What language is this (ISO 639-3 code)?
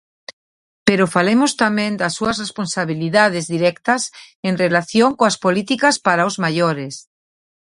glg